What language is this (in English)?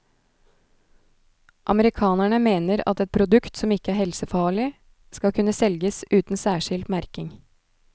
Norwegian